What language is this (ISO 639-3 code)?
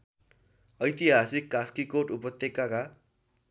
nep